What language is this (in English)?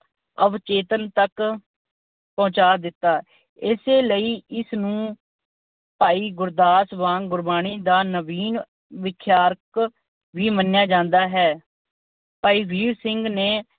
Punjabi